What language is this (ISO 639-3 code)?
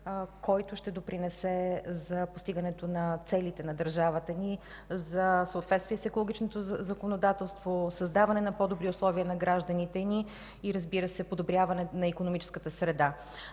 bul